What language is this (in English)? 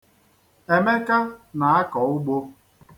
Igbo